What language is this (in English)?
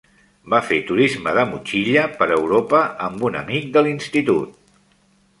Catalan